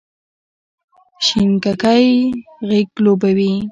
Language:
Pashto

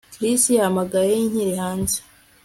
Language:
Kinyarwanda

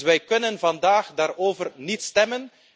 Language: Dutch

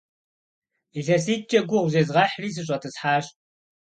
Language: Kabardian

